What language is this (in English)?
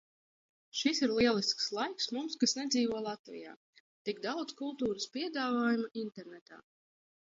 Latvian